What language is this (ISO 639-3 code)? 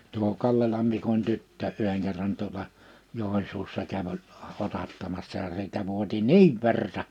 fin